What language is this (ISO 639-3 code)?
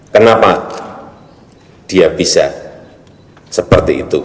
ind